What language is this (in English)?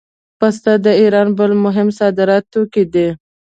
Pashto